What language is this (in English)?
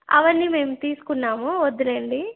Telugu